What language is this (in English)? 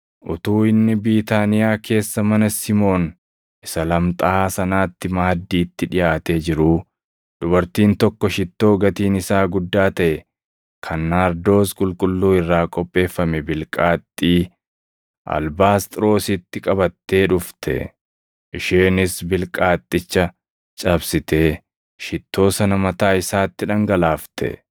Oromo